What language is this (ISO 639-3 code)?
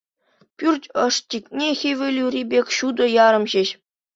chv